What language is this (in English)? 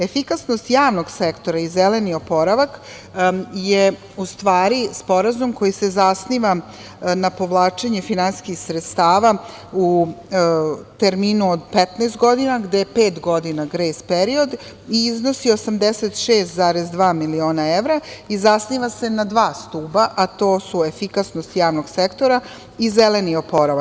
Serbian